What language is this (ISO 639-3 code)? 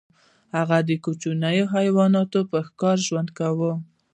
pus